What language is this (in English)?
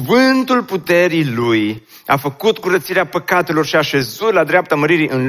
Romanian